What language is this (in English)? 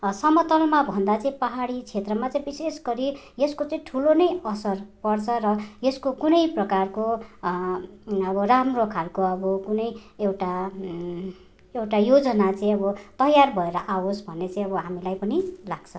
Nepali